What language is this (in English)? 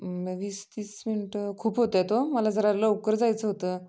Marathi